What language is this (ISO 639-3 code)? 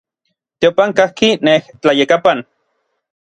nlv